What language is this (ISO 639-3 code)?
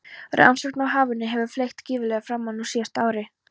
isl